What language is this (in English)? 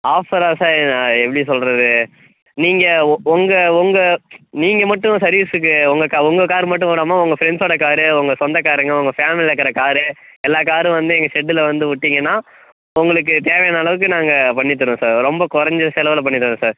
Tamil